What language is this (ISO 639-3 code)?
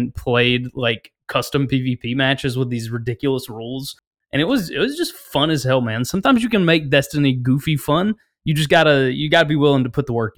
eng